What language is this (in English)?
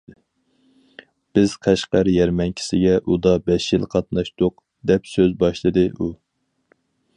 Uyghur